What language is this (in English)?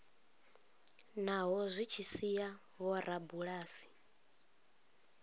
Venda